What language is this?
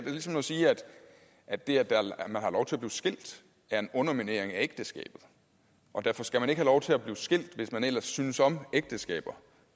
Danish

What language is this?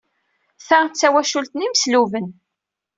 Kabyle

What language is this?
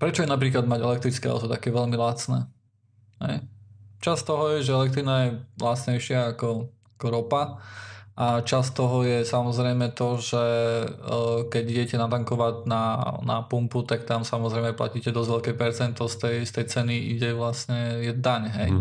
Slovak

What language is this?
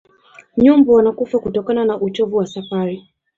Swahili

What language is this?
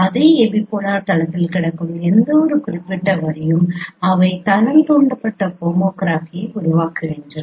Tamil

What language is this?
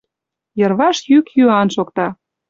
Mari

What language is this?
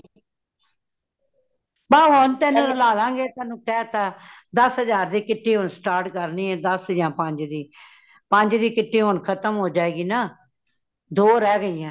Punjabi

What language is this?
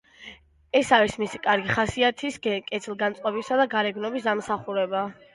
Georgian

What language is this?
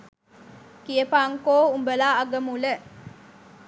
Sinhala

